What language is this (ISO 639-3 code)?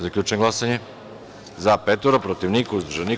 srp